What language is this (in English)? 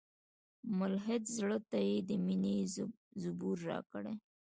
Pashto